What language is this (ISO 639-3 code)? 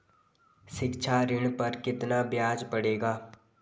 hin